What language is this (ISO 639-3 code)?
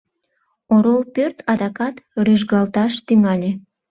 chm